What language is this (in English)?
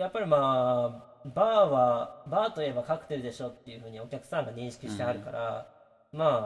Japanese